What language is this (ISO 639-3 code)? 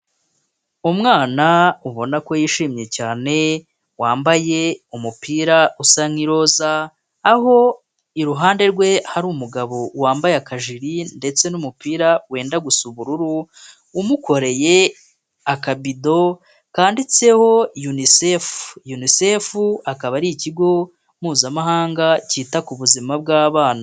kin